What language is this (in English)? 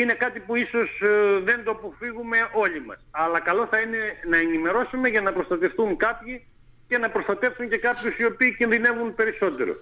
Greek